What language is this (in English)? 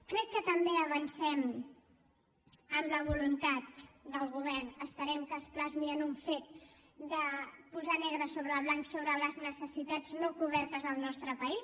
Catalan